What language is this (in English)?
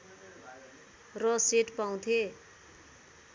Nepali